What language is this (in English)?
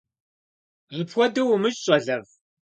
Kabardian